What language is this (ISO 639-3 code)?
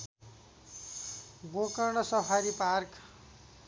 nep